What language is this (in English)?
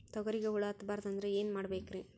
Kannada